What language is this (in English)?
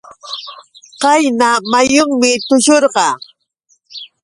Yauyos Quechua